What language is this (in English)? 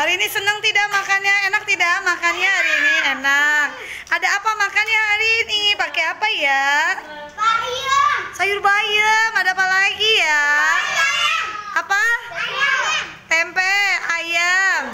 Indonesian